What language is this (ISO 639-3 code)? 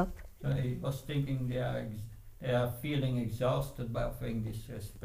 ces